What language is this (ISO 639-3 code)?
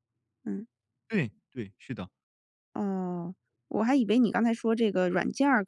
zho